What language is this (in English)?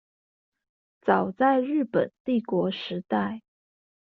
Chinese